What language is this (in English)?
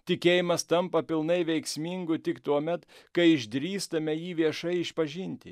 Lithuanian